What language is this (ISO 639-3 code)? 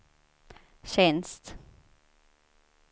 swe